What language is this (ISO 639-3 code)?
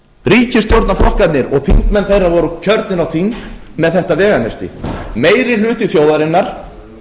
isl